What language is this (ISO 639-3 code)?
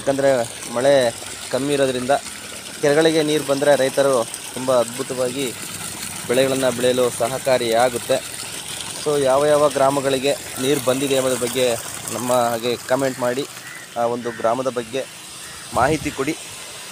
kan